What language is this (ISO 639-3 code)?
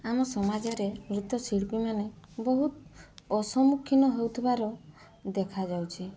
ori